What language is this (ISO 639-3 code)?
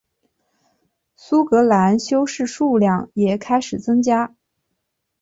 zho